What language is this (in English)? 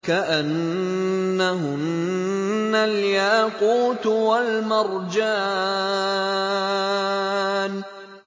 Arabic